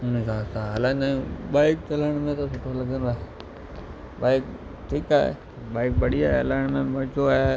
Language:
Sindhi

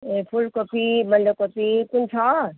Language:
Nepali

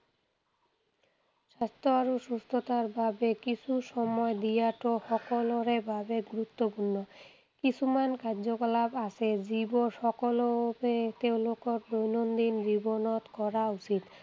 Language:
Assamese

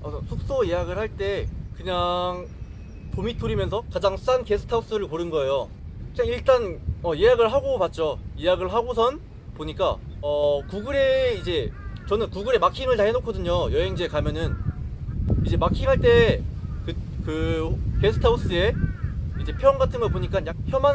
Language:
Korean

